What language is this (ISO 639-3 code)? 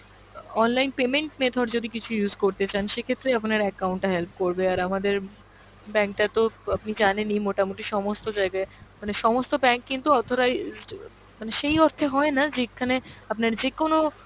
ben